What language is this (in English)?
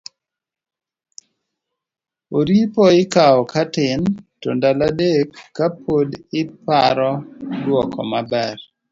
Luo (Kenya and Tanzania)